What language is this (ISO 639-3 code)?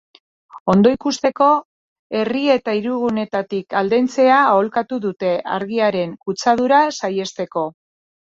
eus